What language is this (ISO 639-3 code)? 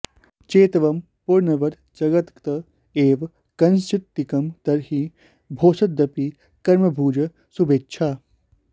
san